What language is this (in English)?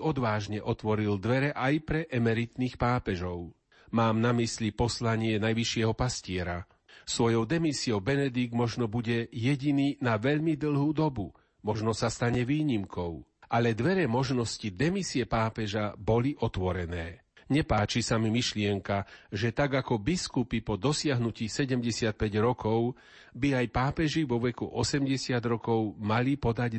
Slovak